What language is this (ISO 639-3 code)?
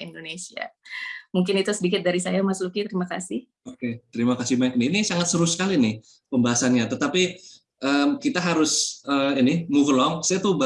ind